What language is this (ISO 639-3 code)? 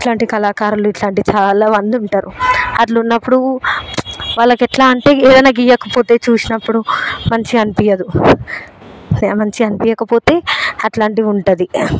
tel